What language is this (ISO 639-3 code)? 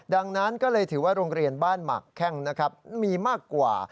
tha